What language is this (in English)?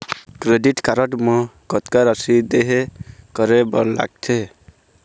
Chhattisgarhi